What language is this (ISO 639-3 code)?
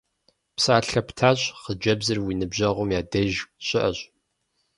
kbd